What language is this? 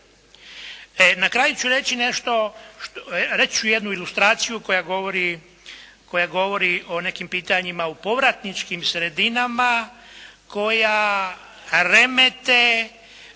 Croatian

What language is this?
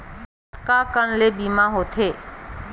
Chhattisgarhi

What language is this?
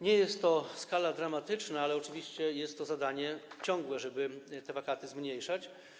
Polish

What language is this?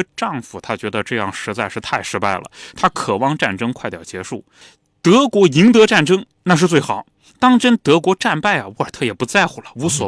Chinese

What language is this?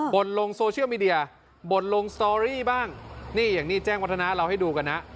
Thai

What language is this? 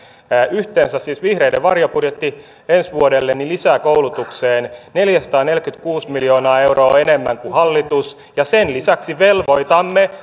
Finnish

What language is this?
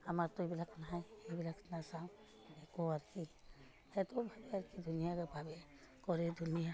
Assamese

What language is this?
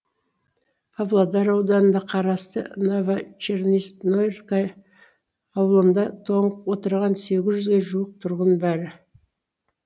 Kazakh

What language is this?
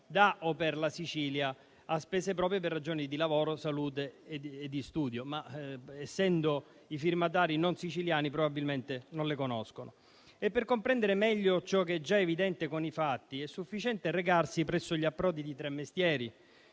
Italian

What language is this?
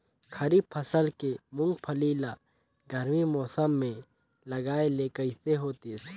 Chhattisgarhi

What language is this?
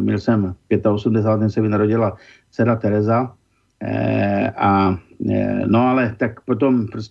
Czech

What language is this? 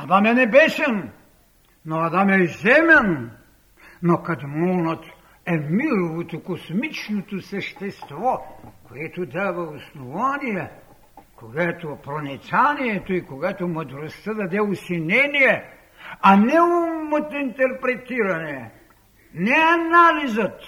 Bulgarian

